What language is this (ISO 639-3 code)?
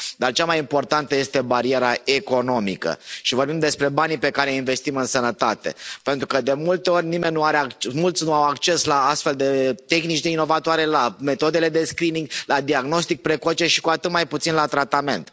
ron